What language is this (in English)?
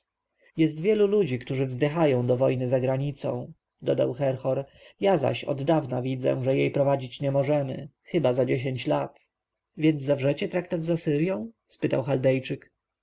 Polish